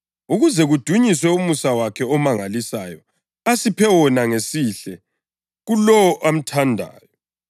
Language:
North Ndebele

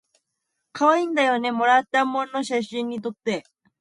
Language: Japanese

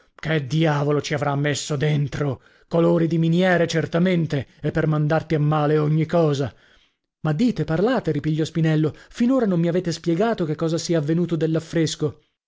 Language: Italian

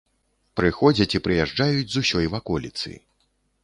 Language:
Belarusian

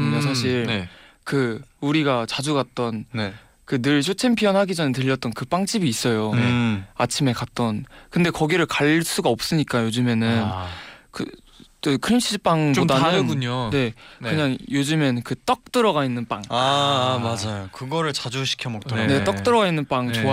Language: Korean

